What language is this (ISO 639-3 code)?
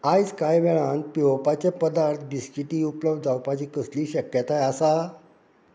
kok